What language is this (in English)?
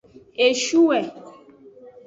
Aja (Benin)